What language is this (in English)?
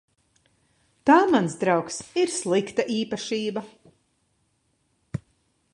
Latvian